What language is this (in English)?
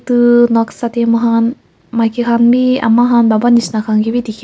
Naga Pidgin